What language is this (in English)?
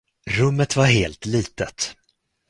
Swedish